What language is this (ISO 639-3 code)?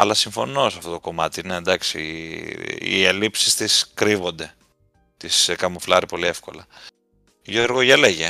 ell